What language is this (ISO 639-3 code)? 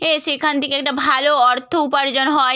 ben